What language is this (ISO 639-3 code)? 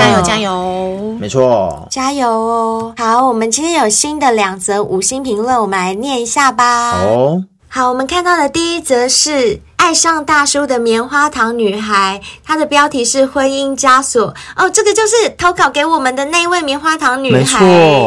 zho